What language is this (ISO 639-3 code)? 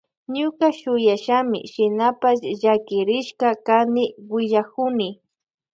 qvj